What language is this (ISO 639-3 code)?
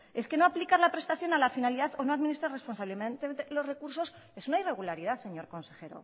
spa